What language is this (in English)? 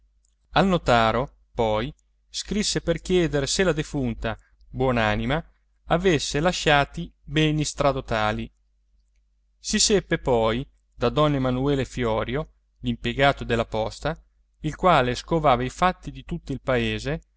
Italian